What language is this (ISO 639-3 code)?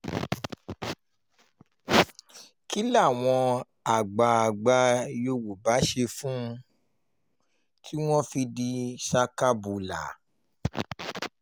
yor